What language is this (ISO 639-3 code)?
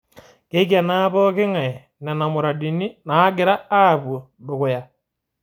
mas